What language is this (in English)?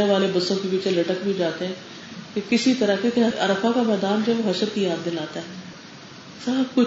Urdu